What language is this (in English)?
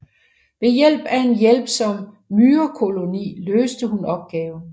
Danish